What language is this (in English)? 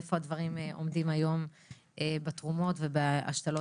Hebrew